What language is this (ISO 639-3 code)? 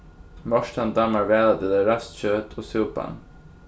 fao